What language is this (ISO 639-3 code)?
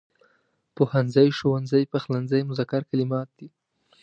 pus